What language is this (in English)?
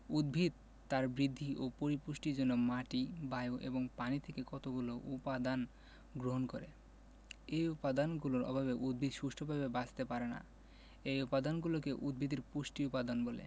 Bangla